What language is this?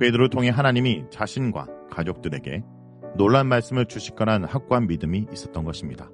Korean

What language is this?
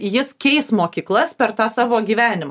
Lithuanian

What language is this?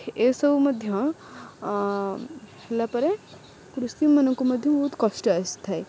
Odia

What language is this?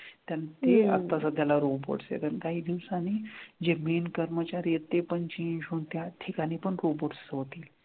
Marathi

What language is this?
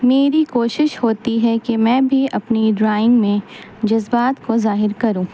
Urdu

